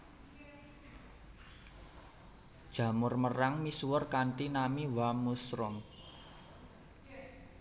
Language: Javanese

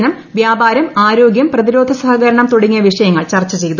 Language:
Malayalam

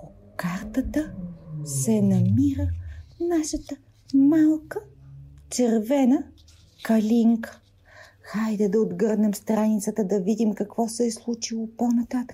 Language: Bulgarian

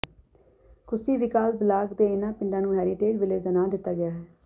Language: Punjabi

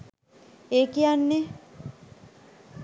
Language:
Sinhala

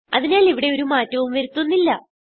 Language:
Malayalam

